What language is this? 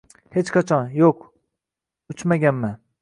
Uzbek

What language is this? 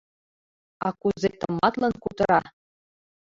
Mari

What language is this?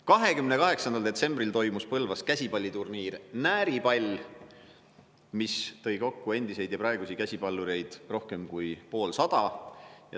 Estonian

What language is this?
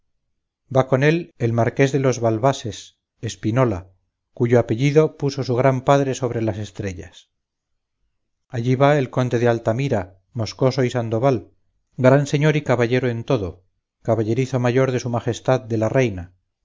Spanish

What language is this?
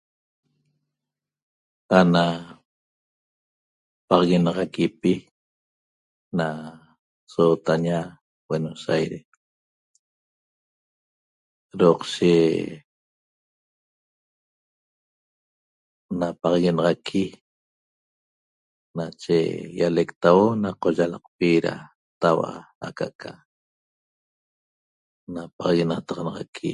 Toba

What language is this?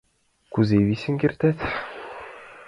Mari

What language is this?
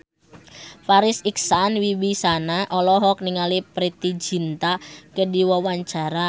Sundanese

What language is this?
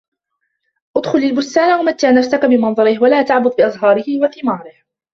Arabic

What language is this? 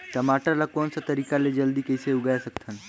Chhattisgarhi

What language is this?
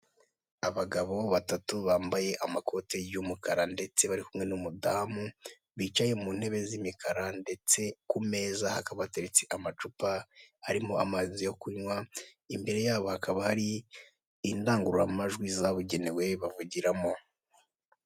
Kinyarwanda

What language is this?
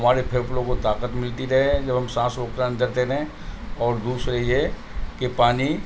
Urdu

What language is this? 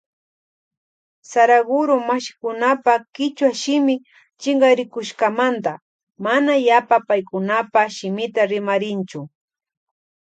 Loja Highland Quichua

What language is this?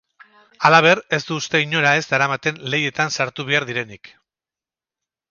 Basque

